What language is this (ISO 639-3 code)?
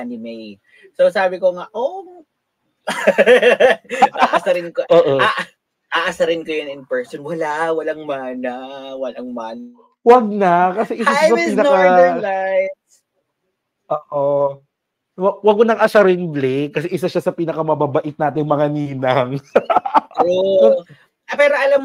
fil